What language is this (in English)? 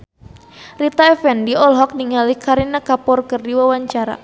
Sundanese